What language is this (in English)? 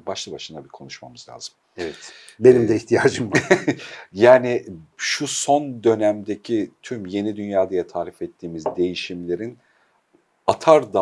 Turkish